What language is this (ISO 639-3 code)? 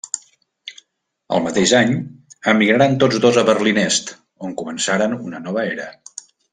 cat